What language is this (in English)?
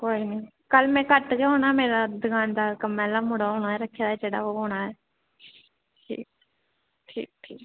Dogri